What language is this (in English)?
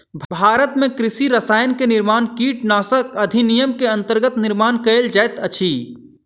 Maithili